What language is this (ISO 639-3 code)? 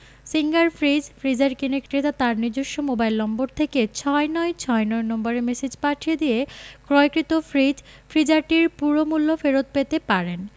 ben